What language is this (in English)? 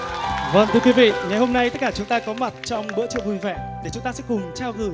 Vietnamese